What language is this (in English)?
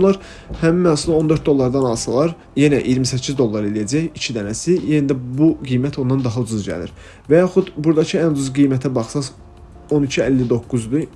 Turkish